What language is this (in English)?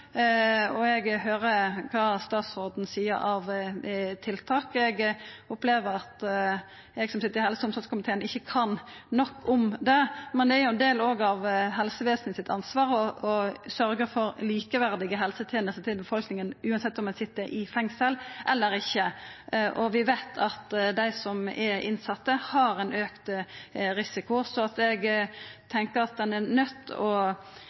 Norwegian Nynorsk